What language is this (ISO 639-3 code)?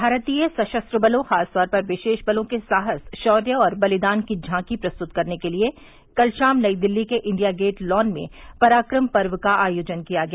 hin